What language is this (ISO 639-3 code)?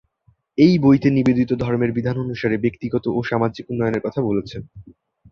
ben